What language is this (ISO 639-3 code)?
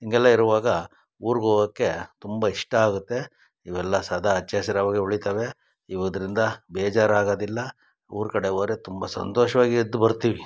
kan